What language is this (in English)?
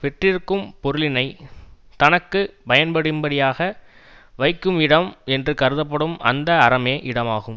Tamil